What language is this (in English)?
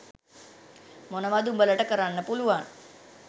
Sinhala